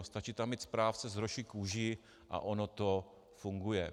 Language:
Czech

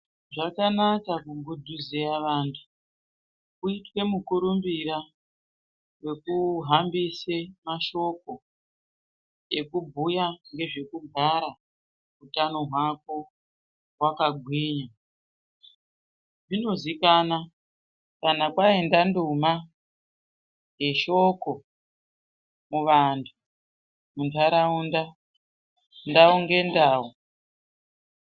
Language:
Ndau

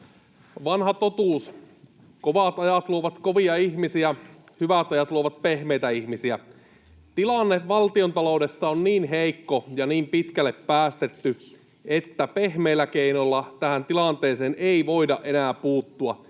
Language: Finnish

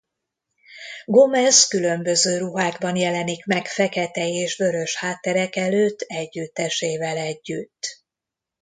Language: Hungarian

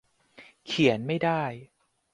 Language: Thai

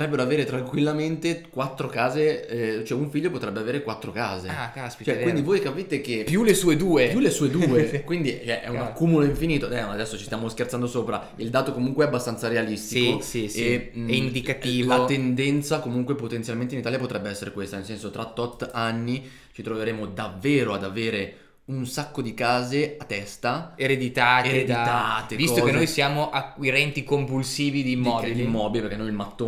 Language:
Italian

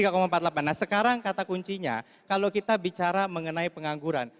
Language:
Indonesian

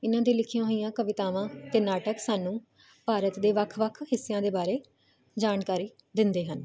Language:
Punjabi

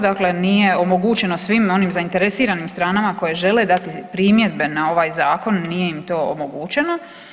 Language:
Croatian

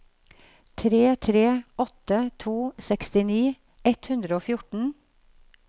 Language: Norwegian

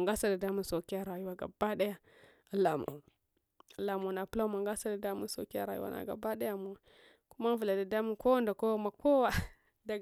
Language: Hwana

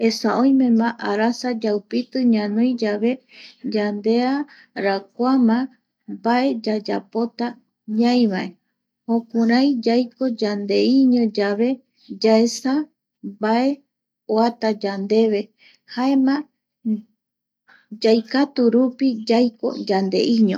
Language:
Eastern Bolivian Guaraní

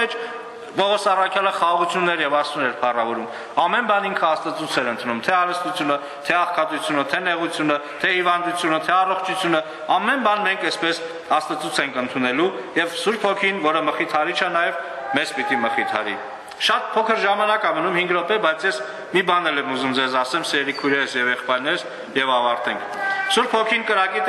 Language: Romanian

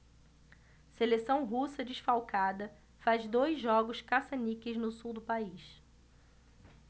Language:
Portuguese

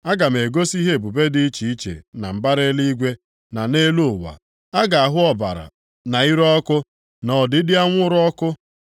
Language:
Igbo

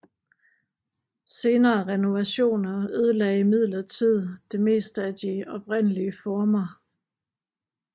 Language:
Danish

